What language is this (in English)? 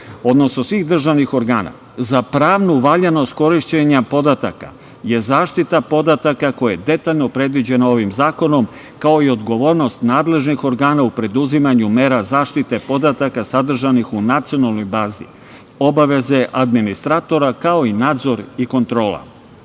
Serbian